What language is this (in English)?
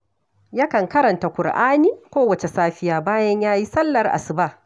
Hausa